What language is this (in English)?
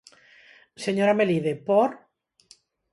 Galician